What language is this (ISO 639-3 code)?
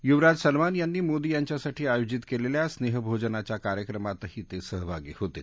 mar